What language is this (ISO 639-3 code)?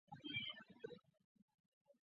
zho